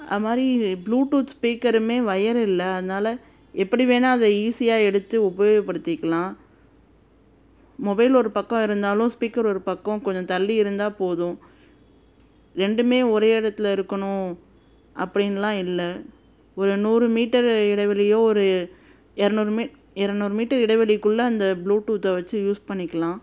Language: Tamil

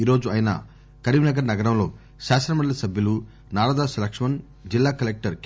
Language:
Telugu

